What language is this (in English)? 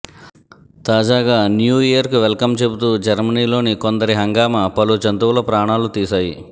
Telugu